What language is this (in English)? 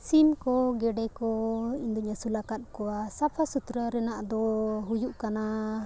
Santali